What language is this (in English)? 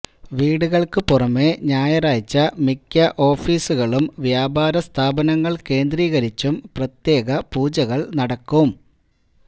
Malayalam